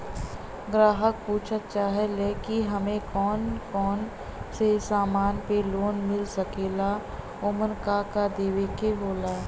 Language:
Bhojpuri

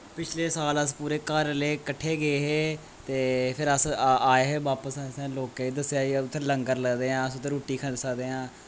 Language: Dogri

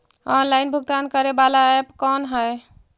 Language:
Magahi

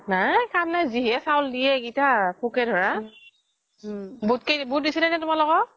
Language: Assamese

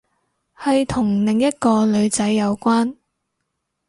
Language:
Cantonese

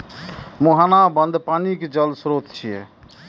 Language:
Maithili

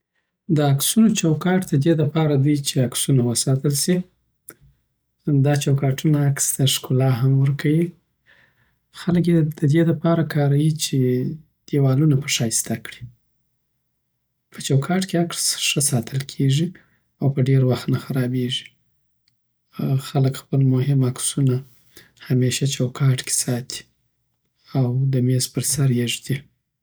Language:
Southern Pashto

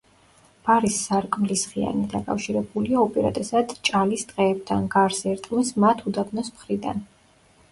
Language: Georgian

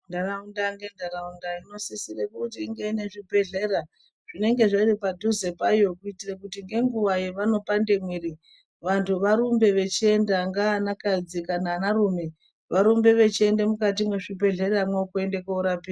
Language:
Ndau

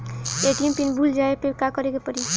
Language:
Bhojpuri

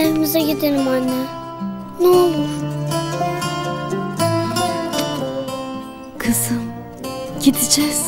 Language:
Turkish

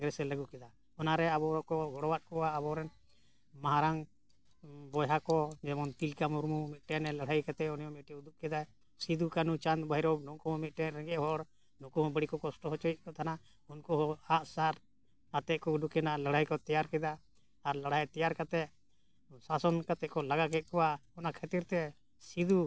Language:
Santali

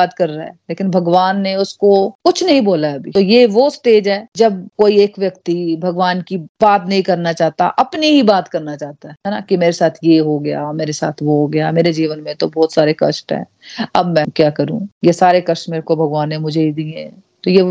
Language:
Hindi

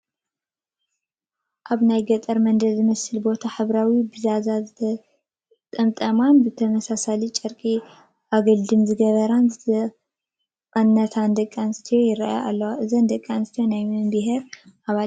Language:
Tigrinya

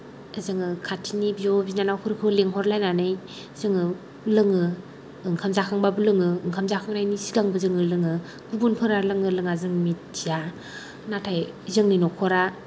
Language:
Bodo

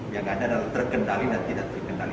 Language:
Indonesian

